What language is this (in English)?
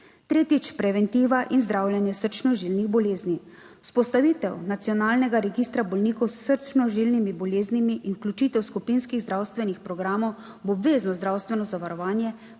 Slovenian